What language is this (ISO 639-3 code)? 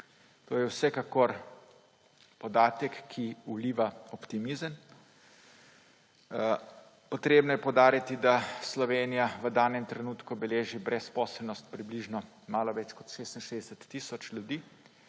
slv